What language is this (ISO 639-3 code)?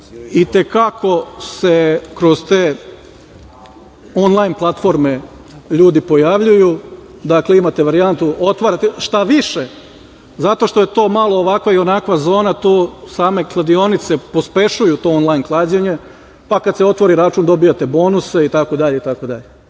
srp